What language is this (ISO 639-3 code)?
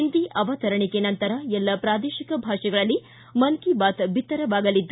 kan